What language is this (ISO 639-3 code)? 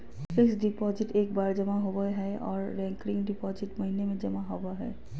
mag